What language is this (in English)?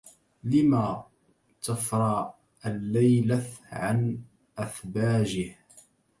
Arabic